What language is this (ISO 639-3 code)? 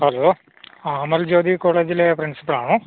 mal